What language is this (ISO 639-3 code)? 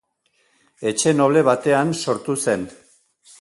eus